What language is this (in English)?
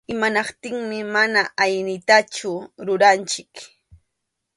Arequipa-La Unión Quechua